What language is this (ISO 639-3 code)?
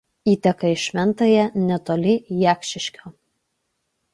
lit